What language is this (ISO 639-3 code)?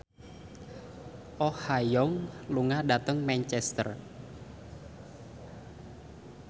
jav